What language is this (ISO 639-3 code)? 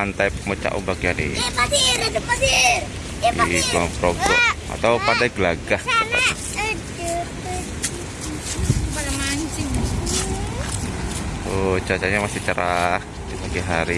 ind